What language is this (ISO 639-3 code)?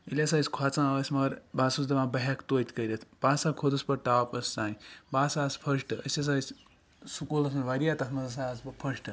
kas